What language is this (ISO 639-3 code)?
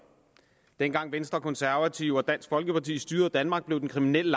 dan